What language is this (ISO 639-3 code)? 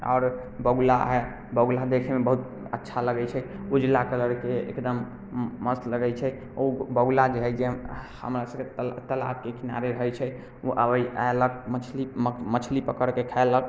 mai